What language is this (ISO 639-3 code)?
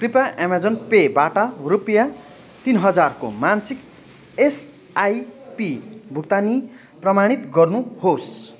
nep